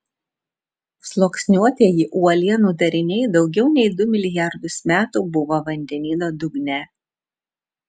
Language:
Lithuanian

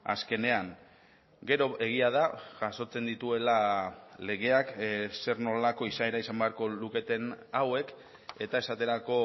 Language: Basque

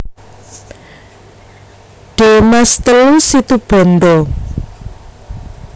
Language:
Javanese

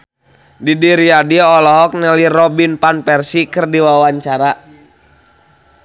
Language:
Sundanese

